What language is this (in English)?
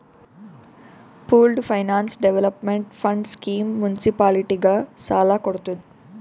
Kannada